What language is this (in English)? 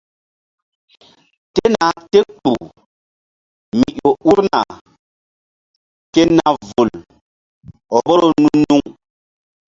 Mbum